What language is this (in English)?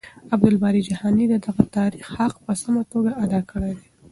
Pashto